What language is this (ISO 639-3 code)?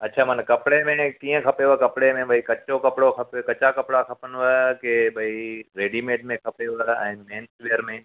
snd